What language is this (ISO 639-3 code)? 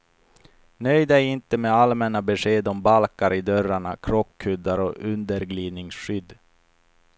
swe